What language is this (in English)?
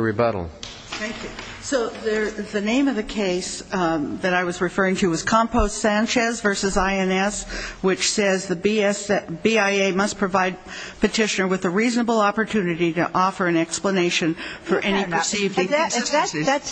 English